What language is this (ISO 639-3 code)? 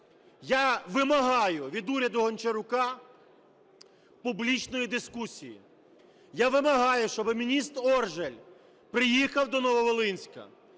ukr